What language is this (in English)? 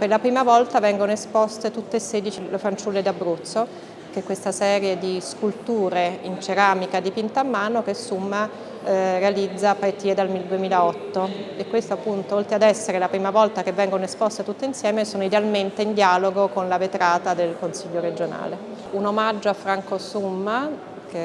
Italian